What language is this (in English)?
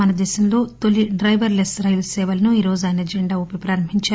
Telugu